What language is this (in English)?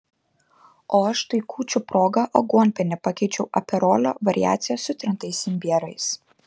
Lithuanian